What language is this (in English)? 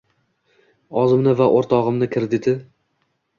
Uzbek